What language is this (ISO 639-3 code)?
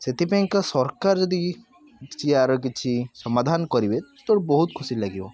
ori